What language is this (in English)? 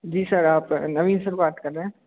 Hindi